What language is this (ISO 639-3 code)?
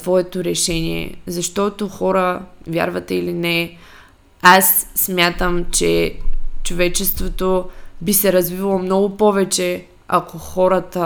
bul